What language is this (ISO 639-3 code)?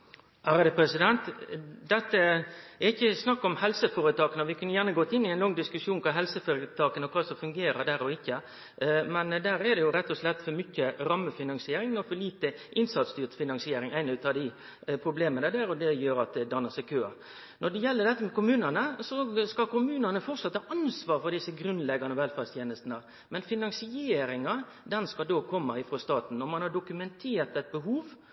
nno